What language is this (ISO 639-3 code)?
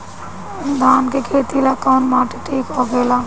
bho